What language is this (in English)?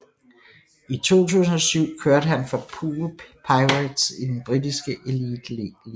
Danish